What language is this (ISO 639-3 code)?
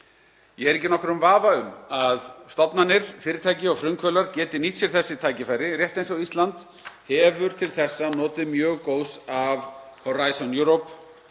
isl